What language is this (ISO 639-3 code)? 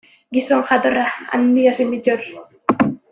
eus